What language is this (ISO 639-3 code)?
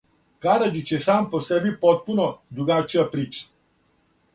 srp